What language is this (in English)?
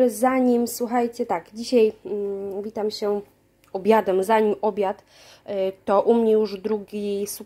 Polish